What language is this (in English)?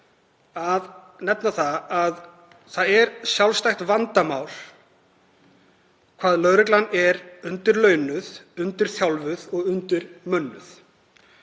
Icelandic